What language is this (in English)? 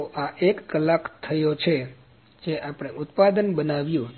Gujarati